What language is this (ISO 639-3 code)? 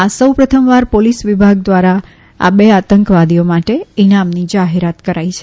guj